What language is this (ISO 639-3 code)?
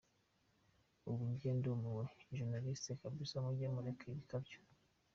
kin